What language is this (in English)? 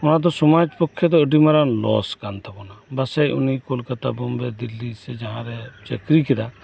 Santali